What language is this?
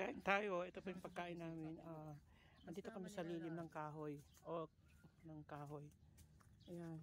Filipino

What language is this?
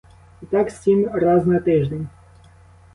Ukrainian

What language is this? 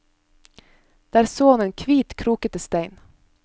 Norwegian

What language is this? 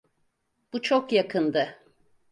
Turkish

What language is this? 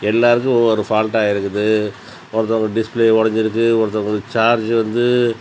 Tamil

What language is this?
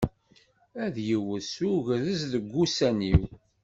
Kabyle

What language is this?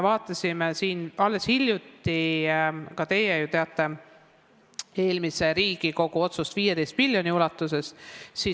Estonian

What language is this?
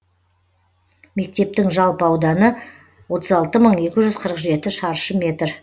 Kazakh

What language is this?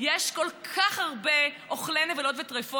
Hebrew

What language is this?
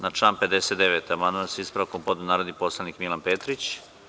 Serbian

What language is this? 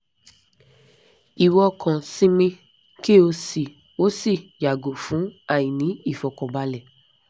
Yoruba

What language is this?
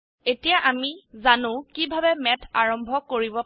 Assamese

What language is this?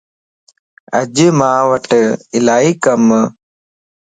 Lasi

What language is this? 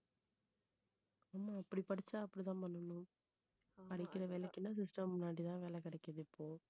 Tamil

